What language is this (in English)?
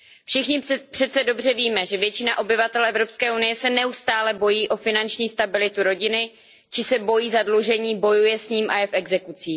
Czech